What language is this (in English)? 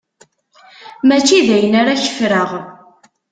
Kabyle